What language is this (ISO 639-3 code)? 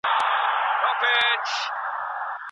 pus